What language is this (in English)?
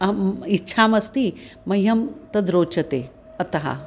Sanskrit